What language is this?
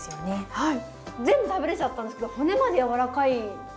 Japanese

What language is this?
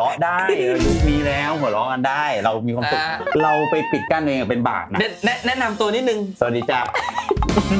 Thai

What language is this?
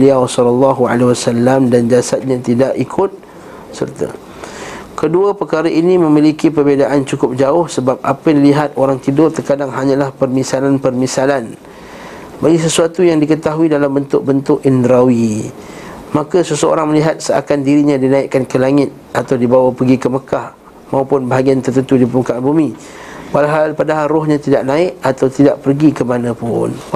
Malay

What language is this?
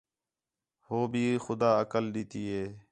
Khetrani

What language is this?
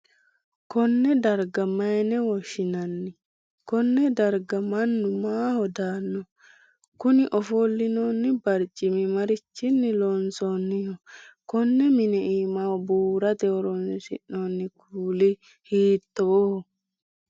Sidamo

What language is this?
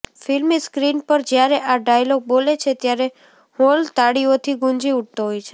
Gujarati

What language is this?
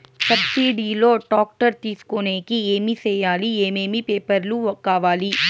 Telugu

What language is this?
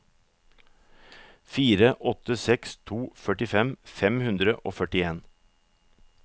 Norwegian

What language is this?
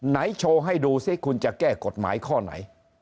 Thai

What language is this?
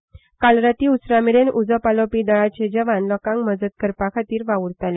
Konkani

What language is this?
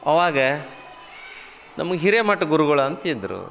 Kannada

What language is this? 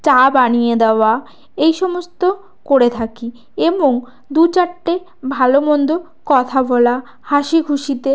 Bangla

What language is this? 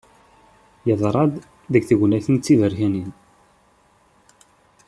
Kabyle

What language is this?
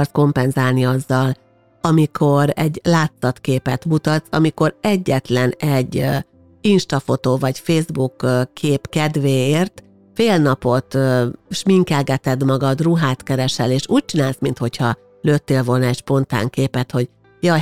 Hungarian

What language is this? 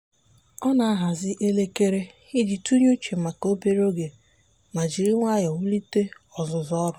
Igbo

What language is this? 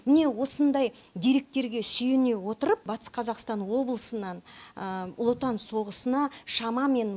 Kazakh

